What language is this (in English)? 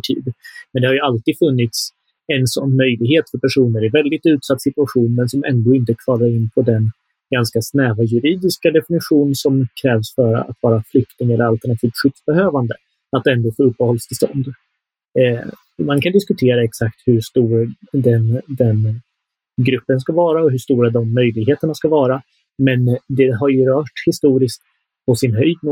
Swedish